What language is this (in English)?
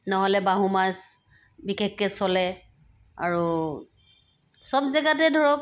Assamese